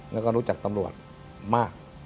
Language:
Thai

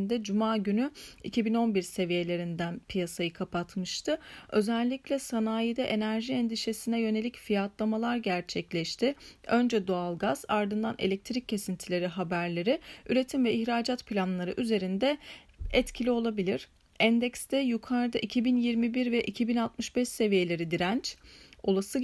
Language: Turkish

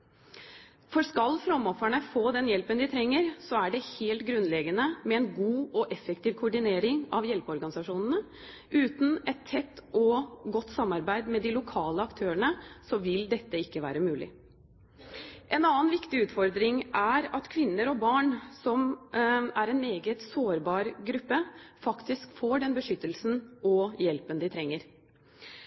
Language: Norwegian Bokmål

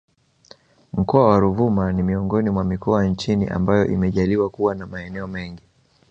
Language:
Swahili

